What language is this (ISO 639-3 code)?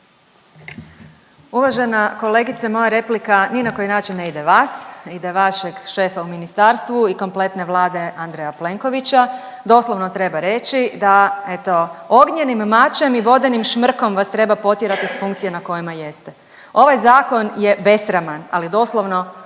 hrv